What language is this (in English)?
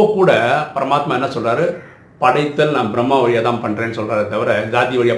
Tamil